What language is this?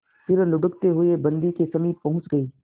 Hindi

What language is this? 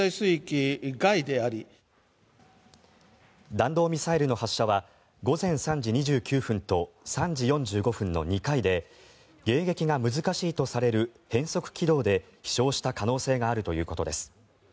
Japanese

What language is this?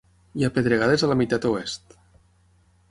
Catalan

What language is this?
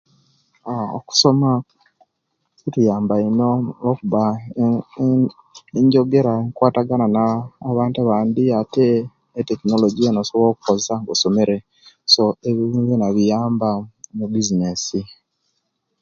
Kenyi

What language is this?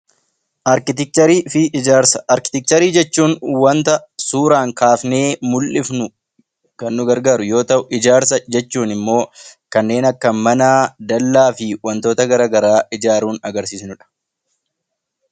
Oromo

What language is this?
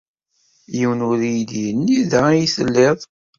Kabyle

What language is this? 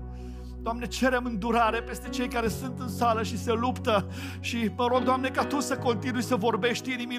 Romanian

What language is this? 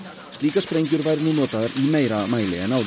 Icelandic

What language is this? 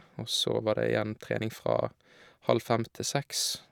Norwegian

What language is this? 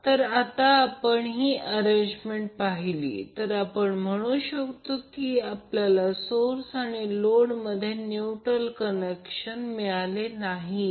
Marathi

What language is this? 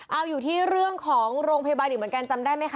Thai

